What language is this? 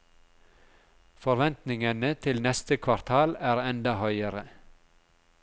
Norwegian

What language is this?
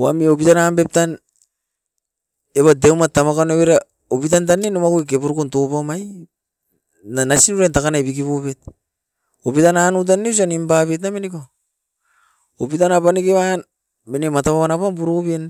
Askopan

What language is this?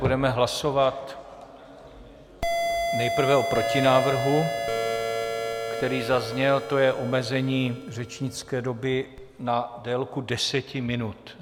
Czech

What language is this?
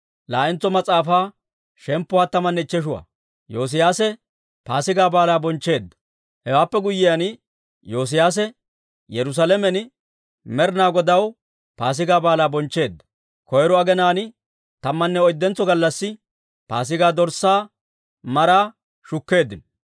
Dawro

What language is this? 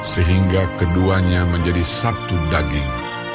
Indonesian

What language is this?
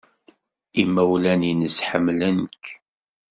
Kabyle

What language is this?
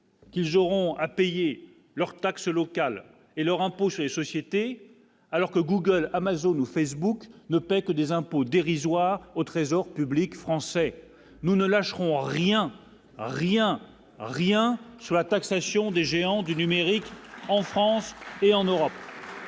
French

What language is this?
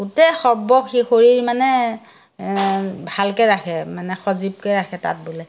Assamese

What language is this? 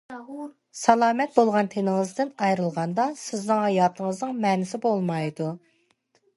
Uyghur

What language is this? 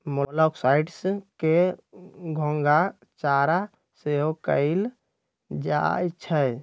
Magahi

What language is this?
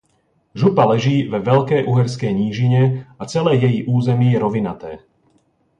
Czech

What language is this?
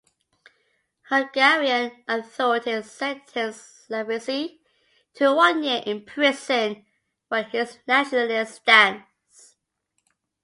English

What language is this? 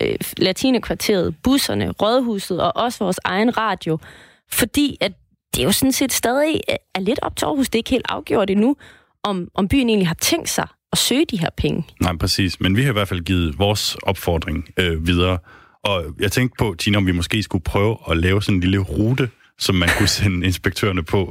Danish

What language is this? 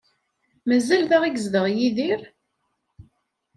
Kabyle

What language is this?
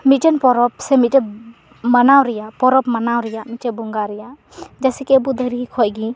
Santali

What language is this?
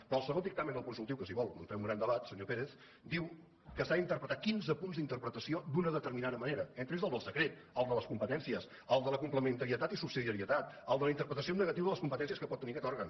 Catalan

